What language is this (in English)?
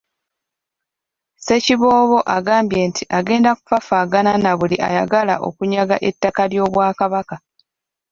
Ganda